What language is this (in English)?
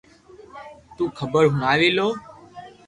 Loarki